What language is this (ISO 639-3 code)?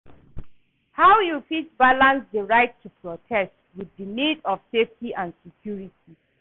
pcm